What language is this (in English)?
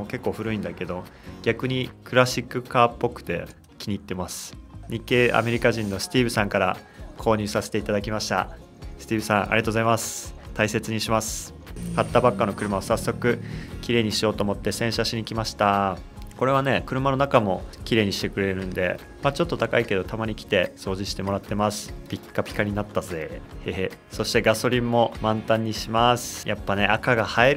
Japanese